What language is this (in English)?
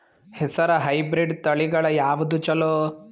Kannada